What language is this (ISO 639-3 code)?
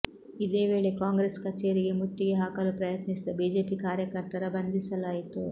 kan